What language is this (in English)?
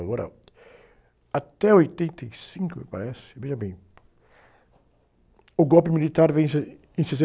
Portuguese